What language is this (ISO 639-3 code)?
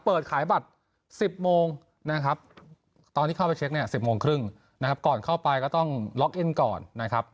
tha